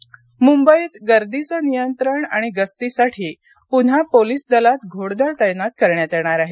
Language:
Marathi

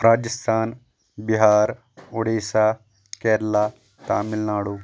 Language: Kashmiri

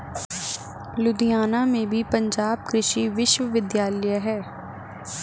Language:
Hindi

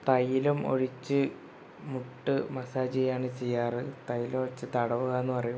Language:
Malayalam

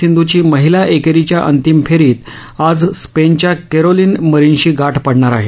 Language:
Marathi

